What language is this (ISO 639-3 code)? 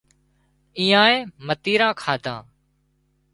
kxp